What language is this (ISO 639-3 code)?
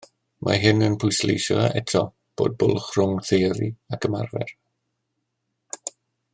cym